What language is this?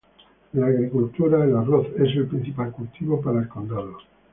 Spanish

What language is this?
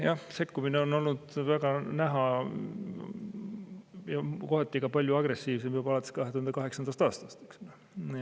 Estonian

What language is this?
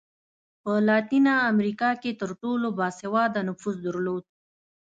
Pashto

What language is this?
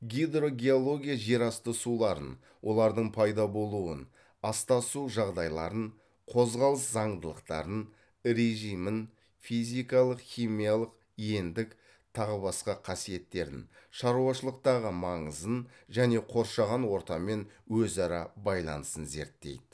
Kazakh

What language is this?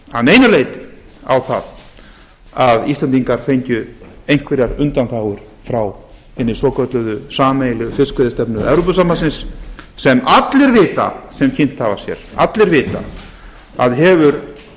Icelandic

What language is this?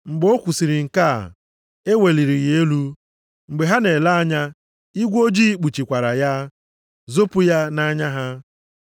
Igbo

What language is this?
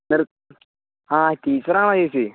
Malayalam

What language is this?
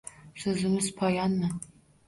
Uzbek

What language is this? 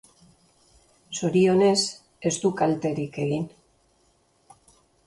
Basque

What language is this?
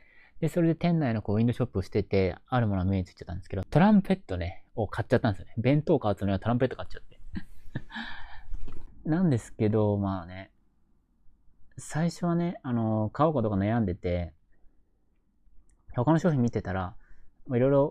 Japanese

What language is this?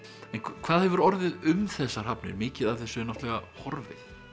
Icelandic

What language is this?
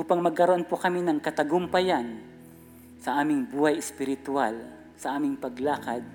Filipino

